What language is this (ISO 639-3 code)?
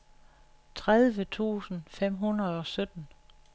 dan